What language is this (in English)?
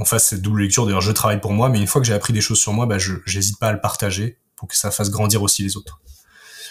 French